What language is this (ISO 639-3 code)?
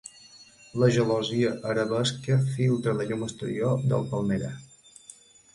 cat